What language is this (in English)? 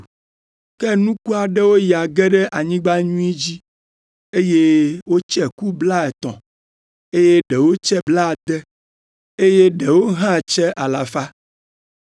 Ewe